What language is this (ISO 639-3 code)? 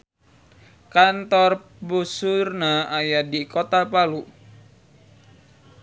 sun